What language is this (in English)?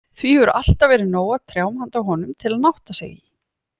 Icelandic